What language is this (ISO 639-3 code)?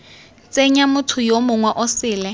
tsn